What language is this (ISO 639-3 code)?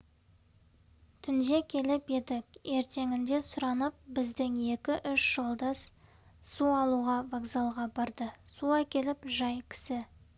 kaz